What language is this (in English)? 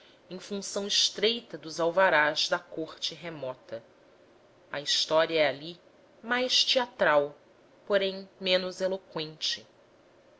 Portuguese